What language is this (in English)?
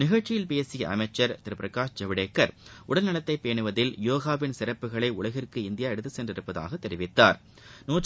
Tamil